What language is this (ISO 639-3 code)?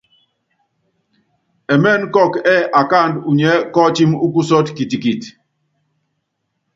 yav